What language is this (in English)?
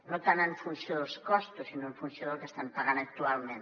Catalan